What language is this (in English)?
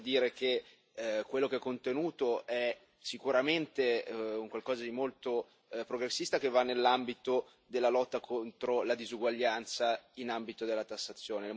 Italian